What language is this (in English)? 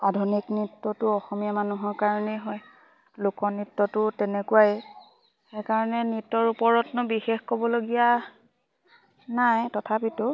Assamese